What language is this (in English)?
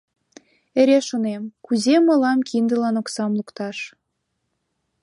Mari